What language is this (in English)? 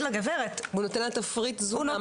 Hebrew